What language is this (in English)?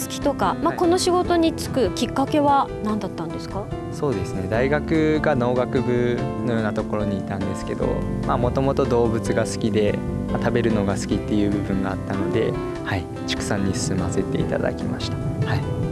Japanese